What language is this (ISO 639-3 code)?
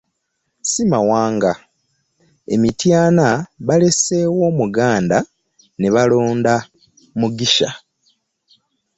lug